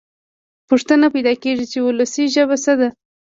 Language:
Pashto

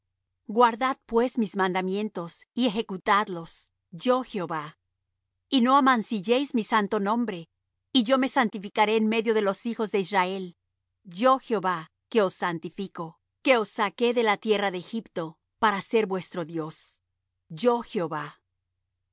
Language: Spanish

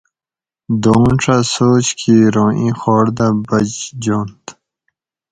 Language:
Gawri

